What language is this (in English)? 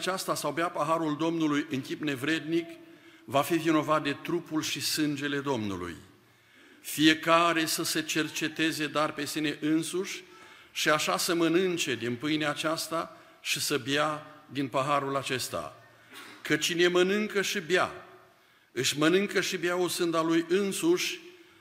Romanian